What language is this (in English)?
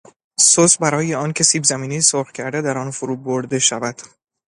Persian